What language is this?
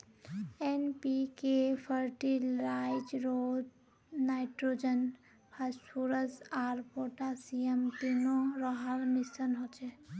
Magahi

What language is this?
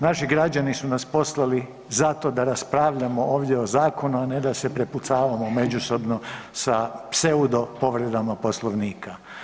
Croatian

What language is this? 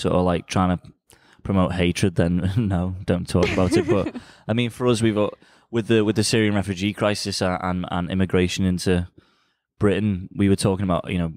English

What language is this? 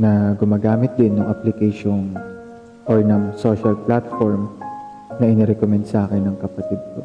Filipino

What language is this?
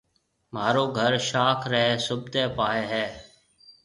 Marwari (Pakistan)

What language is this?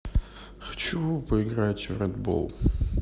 Russian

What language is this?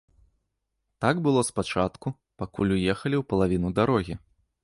Belarusian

